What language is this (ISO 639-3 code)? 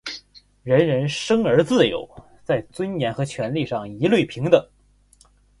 zho